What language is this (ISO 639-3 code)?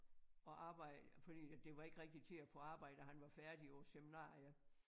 dan